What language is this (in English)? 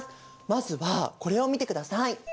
Japanese